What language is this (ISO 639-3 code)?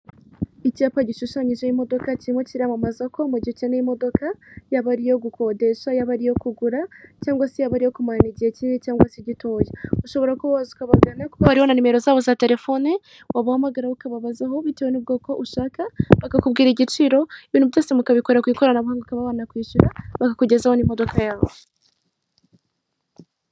kin